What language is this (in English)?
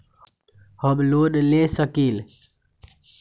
Magahi